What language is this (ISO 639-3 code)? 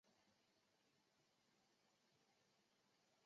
zho